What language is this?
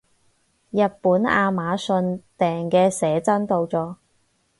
Cantonese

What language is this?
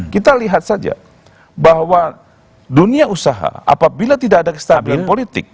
Indonesian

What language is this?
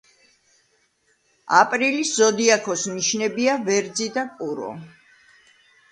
Georgian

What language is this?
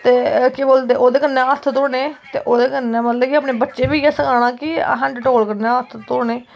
Dogri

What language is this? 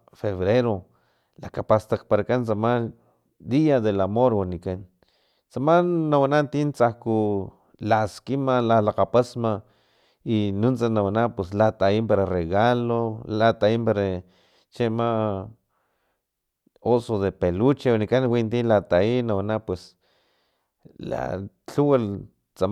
Filomena Mata-Coahuitlán Totonac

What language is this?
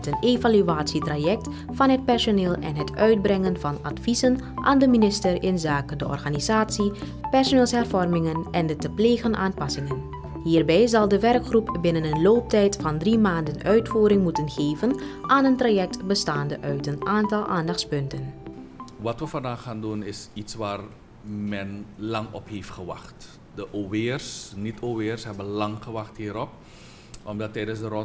Dutch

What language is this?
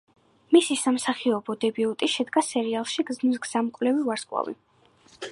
Georgian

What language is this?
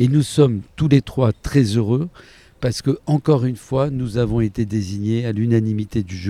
French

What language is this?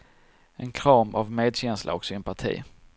Swedish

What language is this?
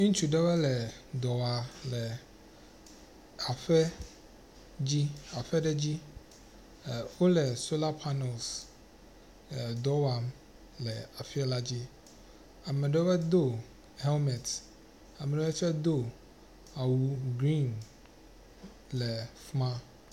Ewe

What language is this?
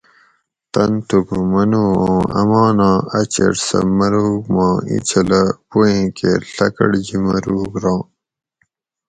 Gawri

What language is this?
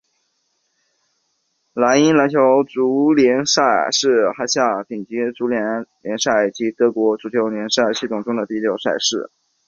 Chinese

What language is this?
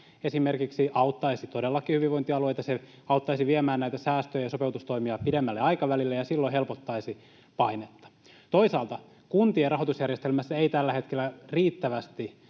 Finnish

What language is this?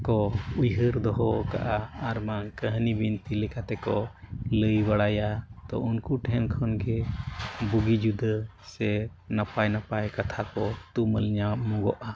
Santali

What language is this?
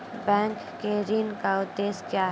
Maithili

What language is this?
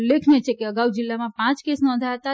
Gujarati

